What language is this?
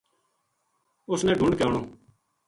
Gujari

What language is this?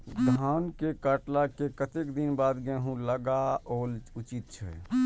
Maithili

